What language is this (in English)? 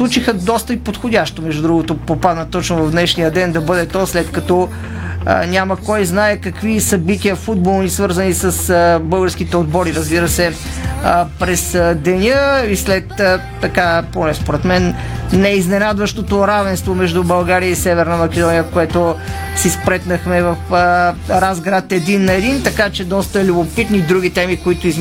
Bulgarian